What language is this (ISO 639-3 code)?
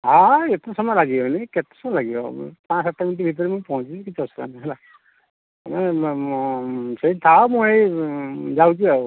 ori